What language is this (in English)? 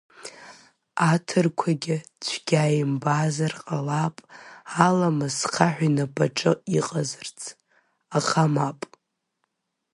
Abkhazian